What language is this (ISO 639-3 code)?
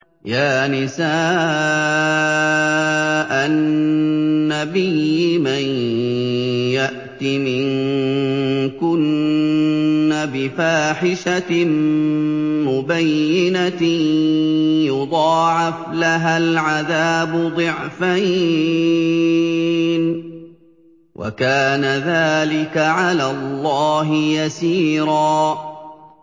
ara